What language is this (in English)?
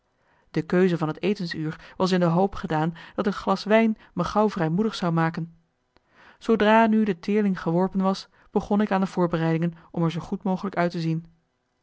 Dutch